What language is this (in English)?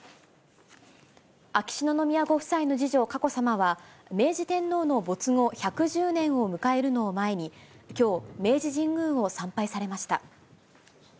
Japanese